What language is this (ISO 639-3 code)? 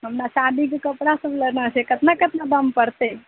mai